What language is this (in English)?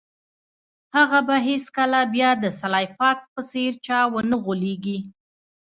Pashto